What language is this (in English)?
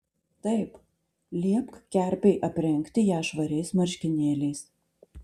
Lithuanian